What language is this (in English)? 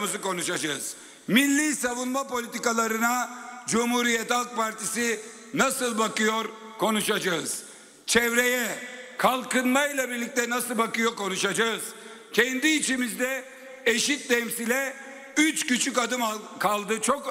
Turkish